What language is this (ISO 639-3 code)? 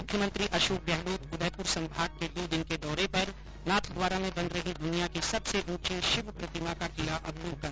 hin